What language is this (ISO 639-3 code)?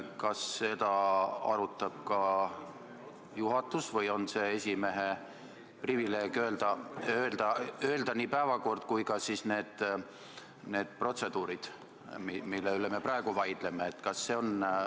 est